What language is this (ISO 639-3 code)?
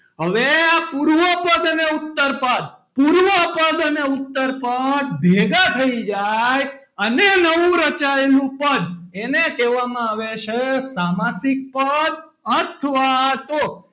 guj